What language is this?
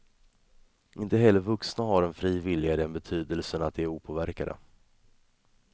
Swedish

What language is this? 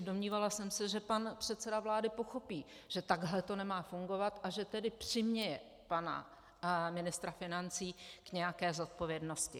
Czech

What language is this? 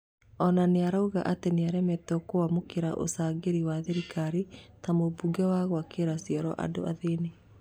Kikuyu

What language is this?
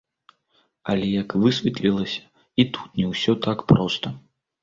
Belarusian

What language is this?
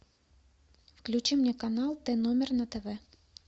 Russian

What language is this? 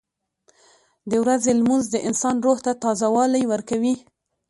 Pashto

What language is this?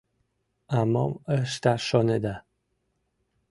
Mari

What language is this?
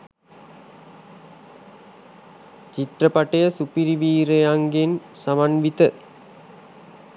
Sinhala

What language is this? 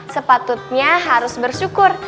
Indonesian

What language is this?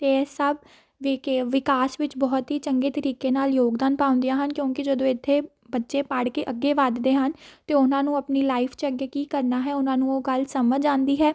Punjabi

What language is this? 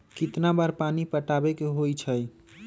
Magahi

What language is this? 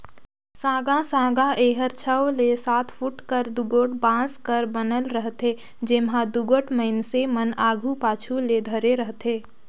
Chhattisgarhi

